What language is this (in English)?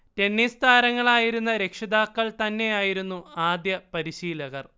Malayalam